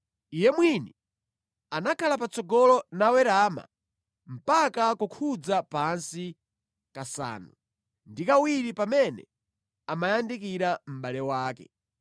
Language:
Nyanja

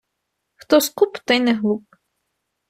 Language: Ukrainian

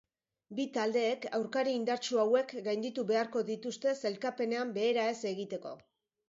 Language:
Basque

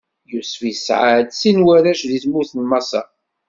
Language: Kabyle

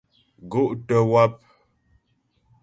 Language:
Ghomala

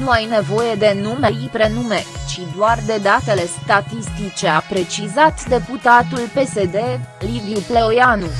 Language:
Romanian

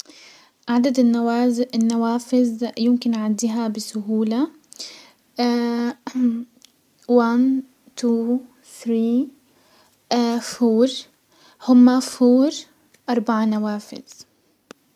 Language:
Hijazi Arabic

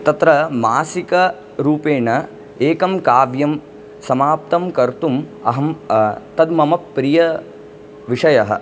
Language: Sanskrit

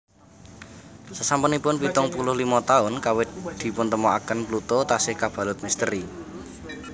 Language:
Javanese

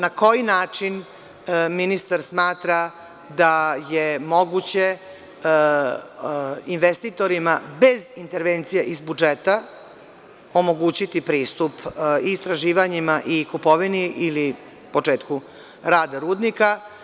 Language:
Serbian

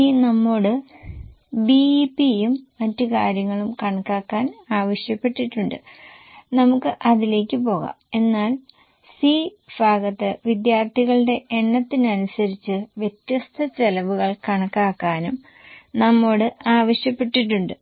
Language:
Malayalam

